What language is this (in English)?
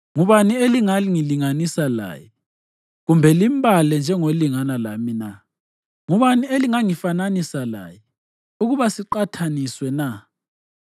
North Ndebele